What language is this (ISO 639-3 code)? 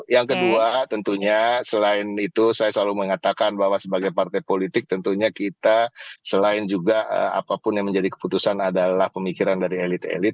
ind